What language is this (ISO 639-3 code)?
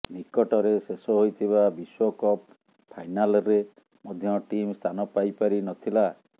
ori